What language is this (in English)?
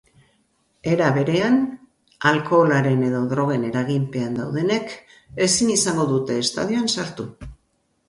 Basque